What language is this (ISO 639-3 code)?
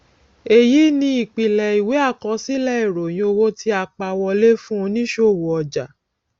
yor